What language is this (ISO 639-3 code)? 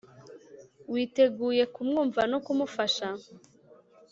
kin